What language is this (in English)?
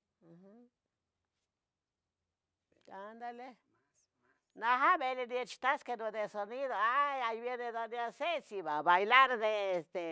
Tetelcingo Nahuatl